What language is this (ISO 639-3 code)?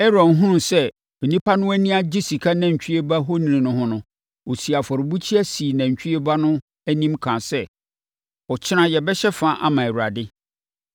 aka